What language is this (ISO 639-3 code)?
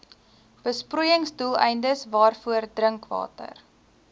afr